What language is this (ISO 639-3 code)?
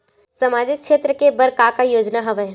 hne